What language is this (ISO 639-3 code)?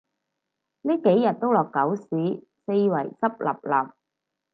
yue